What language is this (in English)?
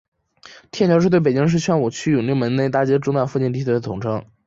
Chinese